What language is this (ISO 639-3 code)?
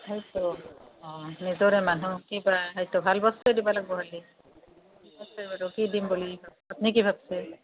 asm